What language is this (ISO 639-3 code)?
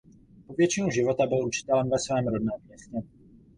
ces